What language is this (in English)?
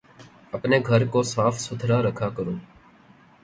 Urdu